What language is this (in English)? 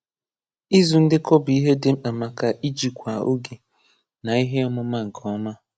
Igbo